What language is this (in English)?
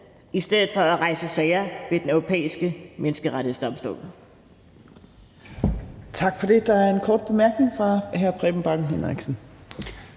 Danish